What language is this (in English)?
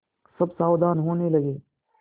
Hindi